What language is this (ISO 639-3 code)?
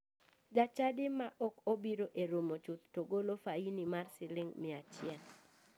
luo